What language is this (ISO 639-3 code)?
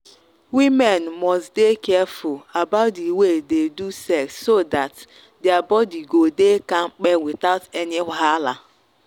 pcm